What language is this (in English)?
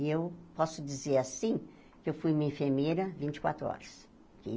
Portuguese